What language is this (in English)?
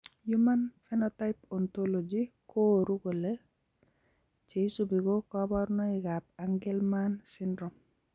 Kalenjin